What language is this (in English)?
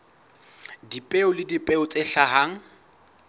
Southern Sotho